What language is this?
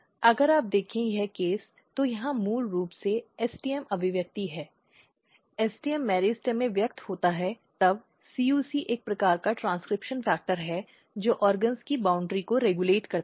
Hindi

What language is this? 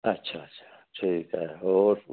Punjabi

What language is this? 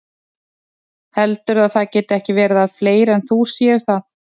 Icelandic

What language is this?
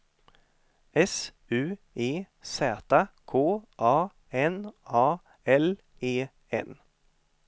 Swedish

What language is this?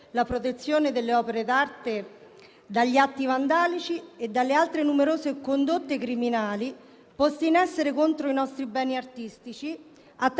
Italian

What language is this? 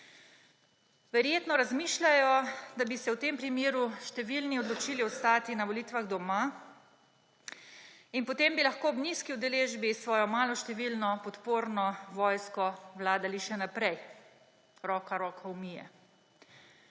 Slovenian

